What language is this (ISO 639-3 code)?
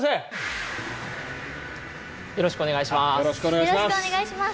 jpn